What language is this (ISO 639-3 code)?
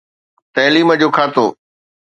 snd